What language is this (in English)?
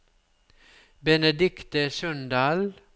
Norwegian